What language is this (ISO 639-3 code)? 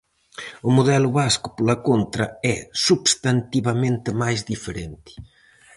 glg